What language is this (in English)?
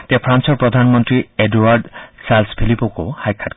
Assamese